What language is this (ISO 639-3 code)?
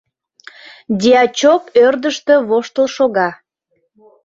chm